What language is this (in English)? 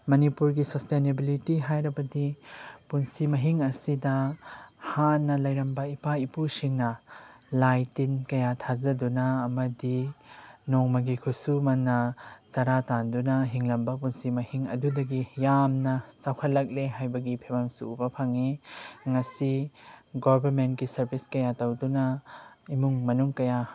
Manipuri